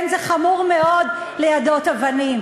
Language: Hebrew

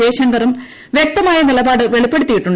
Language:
Malayalam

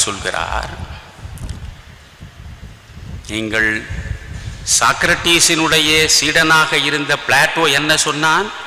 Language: Tamil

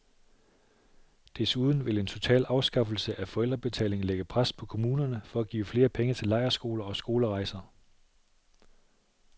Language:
Danish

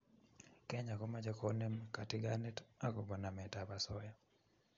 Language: Kalenjin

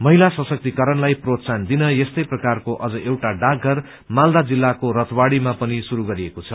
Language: Nepali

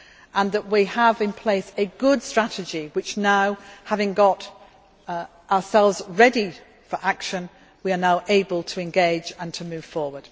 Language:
English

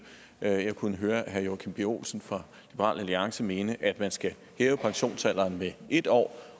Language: Danish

